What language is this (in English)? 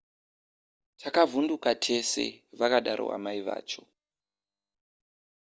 Shona